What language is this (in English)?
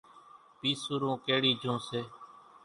Kachi Koli